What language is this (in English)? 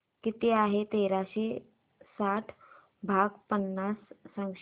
Marathi